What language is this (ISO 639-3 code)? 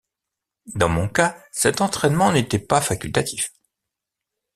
fra